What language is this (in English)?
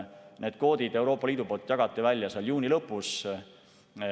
Estonian